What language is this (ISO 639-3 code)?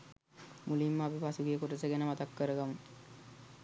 sin